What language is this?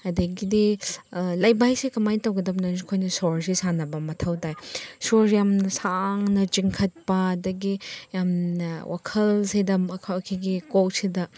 Manipuri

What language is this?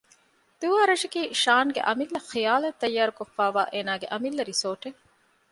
Divehi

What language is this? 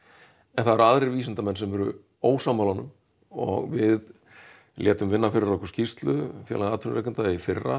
Icelandic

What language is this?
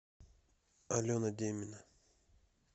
Russian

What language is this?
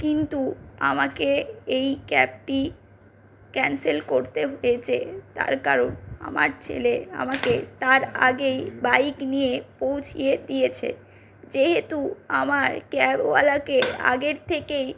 Bangla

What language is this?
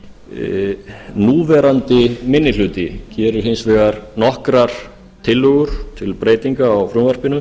Icelandic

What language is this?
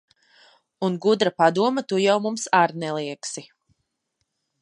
Latvian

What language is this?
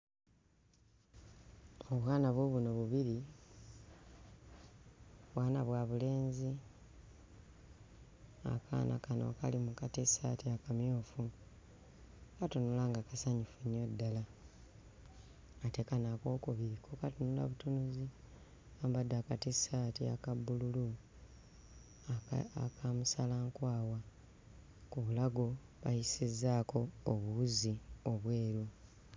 Ganda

